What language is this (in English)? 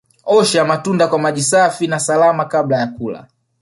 Swahili